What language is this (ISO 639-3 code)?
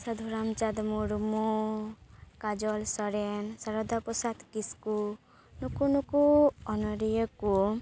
sat